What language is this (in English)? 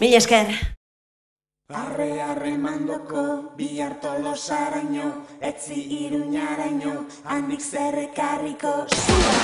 Dutch